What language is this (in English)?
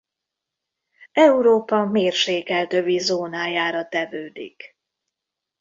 Hungarian